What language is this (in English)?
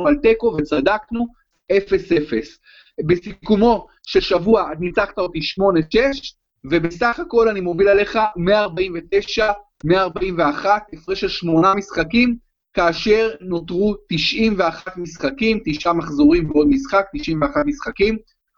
Hebrew